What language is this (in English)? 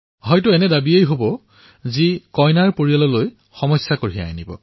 Assamese